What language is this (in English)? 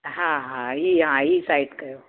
Sindhi